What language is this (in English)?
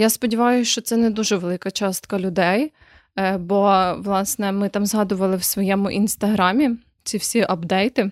Ukrainian